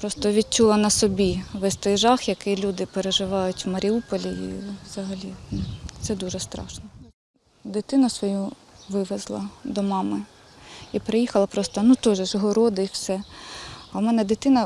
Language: Ukrainian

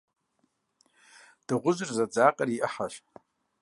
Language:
Kabardian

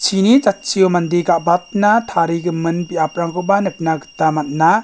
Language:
Garo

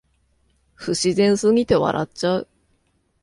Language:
Japanese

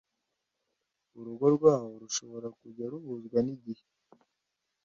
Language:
Kinyarwanda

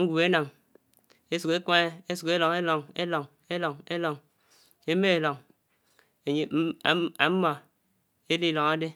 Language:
Anaang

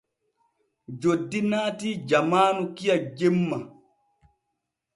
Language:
Borgu Fulfulde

